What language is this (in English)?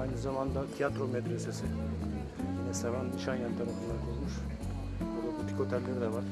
Turkish